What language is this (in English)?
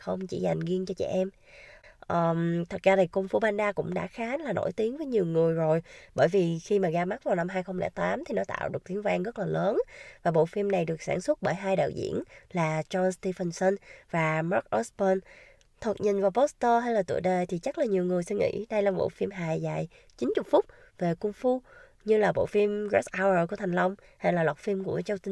Vietnamese